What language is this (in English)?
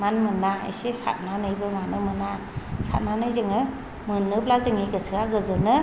Bodo